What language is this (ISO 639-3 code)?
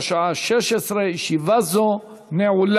heb